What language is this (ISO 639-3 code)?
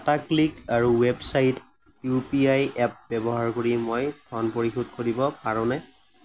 asm